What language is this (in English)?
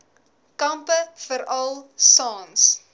Afrikaans